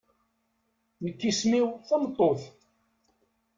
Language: Kabyle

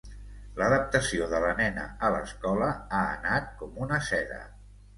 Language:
Catalan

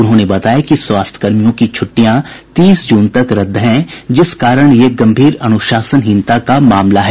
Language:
Hindi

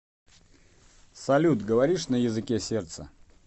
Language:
Russian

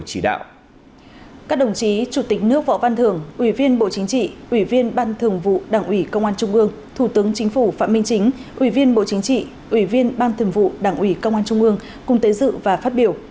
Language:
Vietnamese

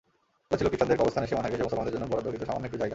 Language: Bangla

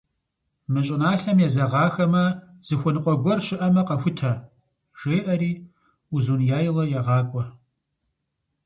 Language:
Kabardian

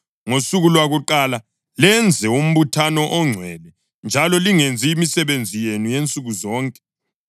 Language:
North Ndebele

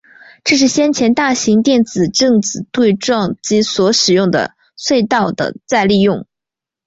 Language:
Chinese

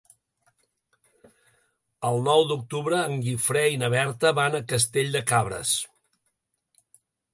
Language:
Catalan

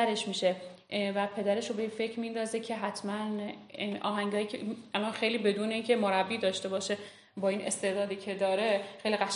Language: Persian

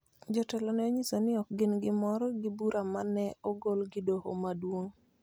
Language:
Luo (Kenya and Tanzania)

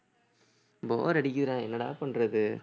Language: Tamil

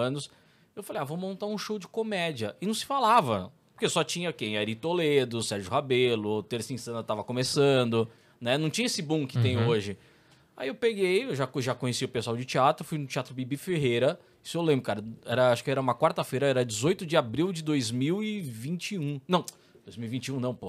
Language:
Portuguese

